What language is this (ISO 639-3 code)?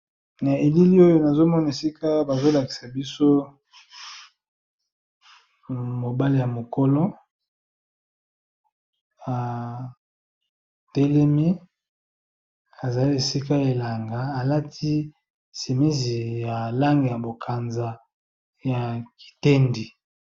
lin